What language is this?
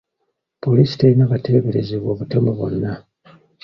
Ganda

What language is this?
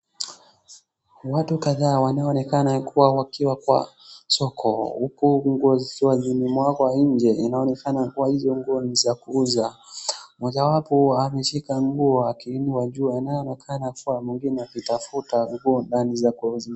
Swahili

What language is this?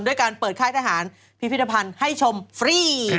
Thai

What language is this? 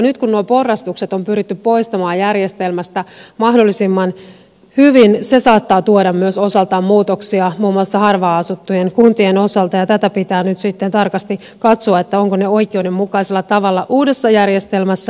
Finnish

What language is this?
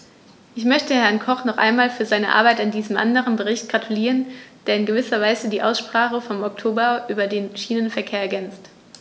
German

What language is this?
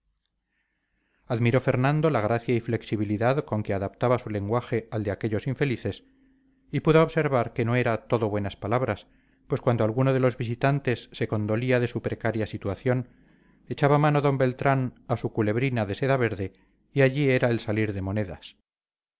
Spanish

